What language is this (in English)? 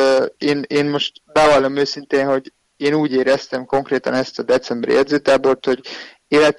Hungarian